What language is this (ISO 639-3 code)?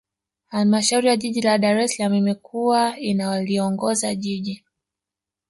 swa